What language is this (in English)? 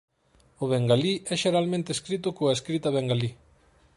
Galician